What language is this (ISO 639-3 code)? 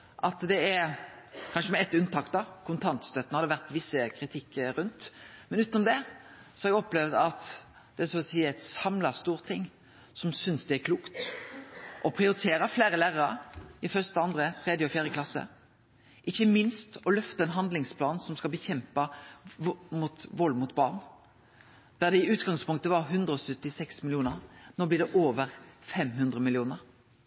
nno